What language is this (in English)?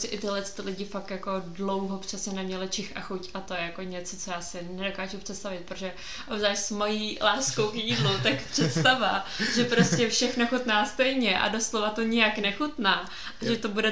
Czech